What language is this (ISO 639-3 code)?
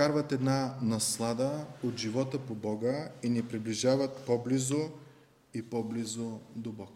bul